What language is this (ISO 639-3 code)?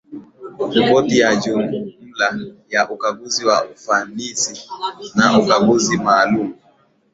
swa